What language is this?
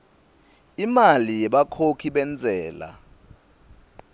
Swati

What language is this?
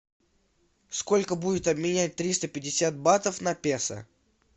Russian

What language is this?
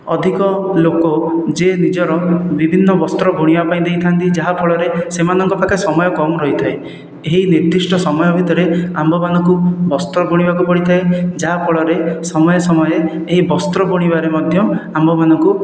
Odia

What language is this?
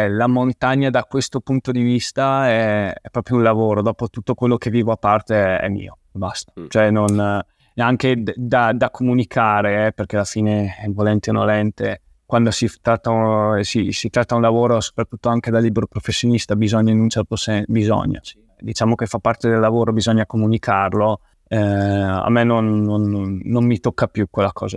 Italian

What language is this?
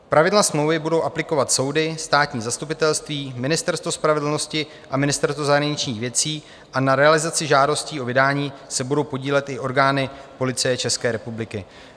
Czech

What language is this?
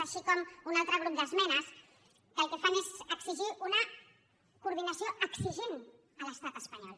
Catalan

